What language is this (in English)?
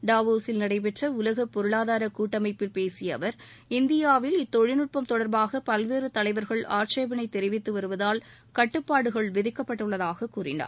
Tamil